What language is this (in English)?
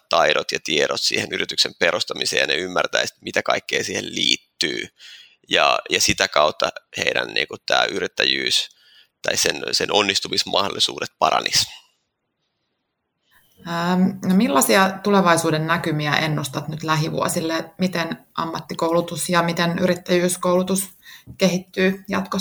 Finnish